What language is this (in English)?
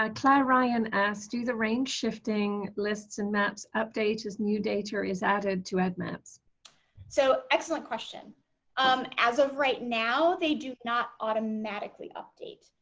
English